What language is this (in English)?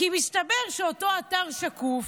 Hebrew